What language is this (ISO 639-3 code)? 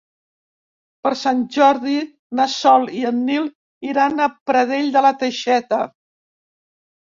cat